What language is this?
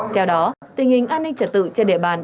Vietnamese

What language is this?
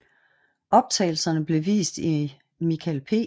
Danish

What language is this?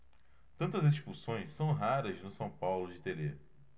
Portuguese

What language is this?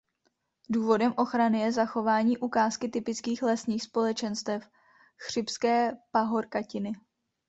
Czech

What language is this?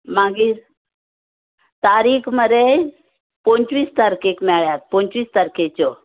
Konkani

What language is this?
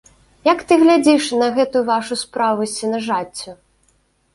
Belarusian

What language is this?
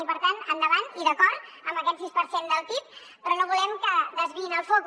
Catalan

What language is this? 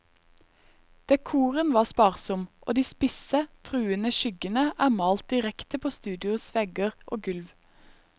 Norwegian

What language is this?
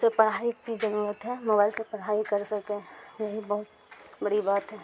Urdu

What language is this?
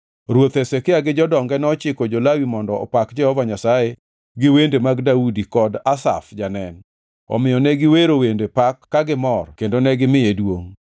Luo (Kenya and Tanzania)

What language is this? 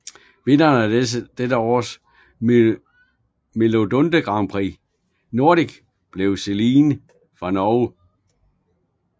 Danish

